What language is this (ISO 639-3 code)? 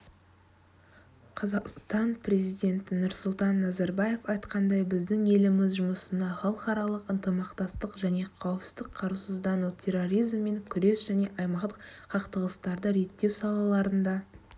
kaz